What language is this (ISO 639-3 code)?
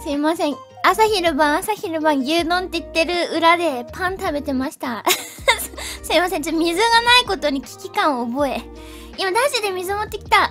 jpn